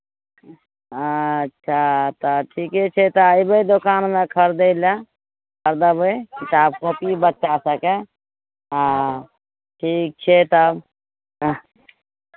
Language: Maithili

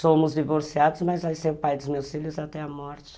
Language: Portuguese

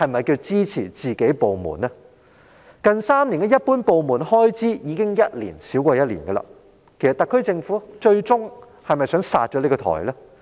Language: Cantonese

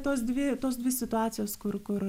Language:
Lithuanian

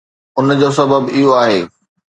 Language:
Sindhi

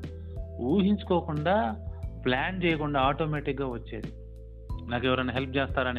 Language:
Telugu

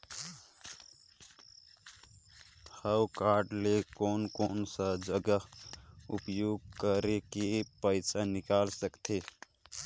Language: Chhattisgarhi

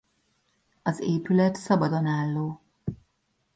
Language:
Hungarian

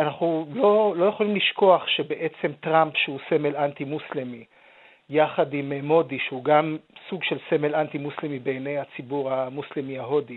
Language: Hebrew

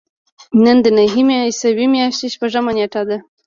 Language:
Pashto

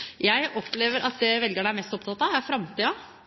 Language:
Norwegian Bokmål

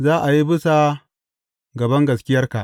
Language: Hausa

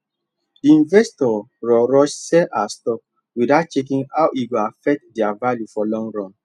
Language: Nigerian Pidgin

